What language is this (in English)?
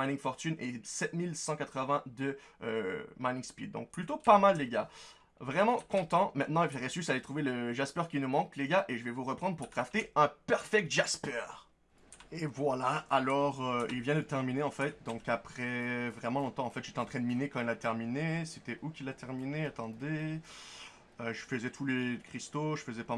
French